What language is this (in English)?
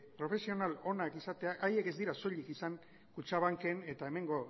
Basque